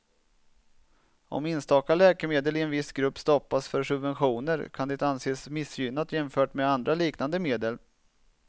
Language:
Swedish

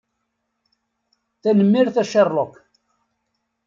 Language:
Kabyle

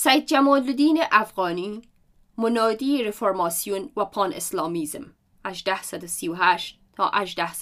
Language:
Persian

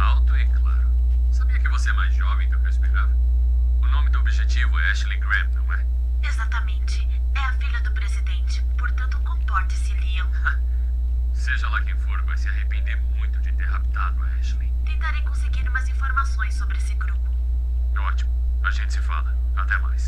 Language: Portuguese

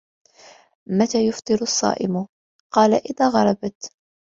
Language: Arabic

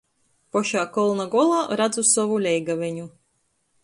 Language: Latgalian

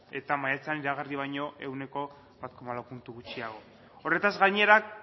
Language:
Basque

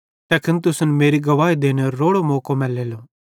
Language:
Bhadrawahi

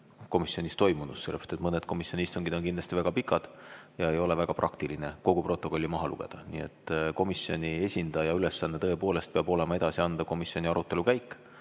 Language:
Estonian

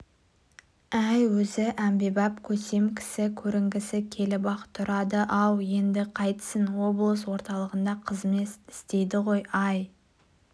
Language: Kazakh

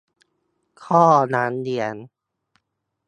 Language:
Thai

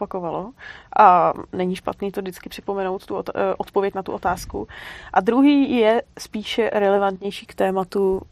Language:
Czech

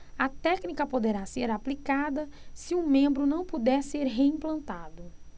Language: Portuguese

